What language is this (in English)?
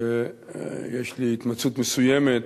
Hebrew